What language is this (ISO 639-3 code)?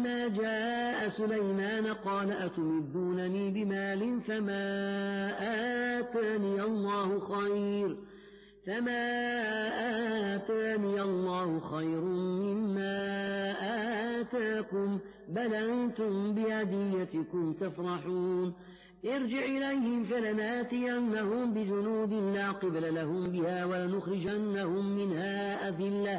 ara